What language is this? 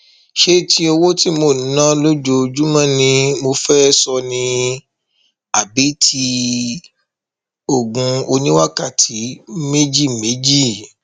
Yoruba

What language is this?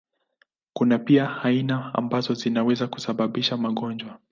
Swahili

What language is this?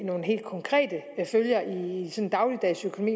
Danish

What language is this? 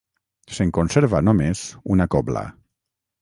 Catalan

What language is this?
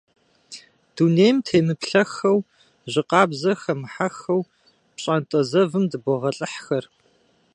Kabardian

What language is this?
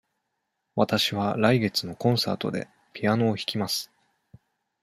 Japanese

